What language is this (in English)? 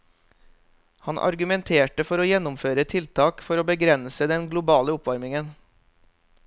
Norwegian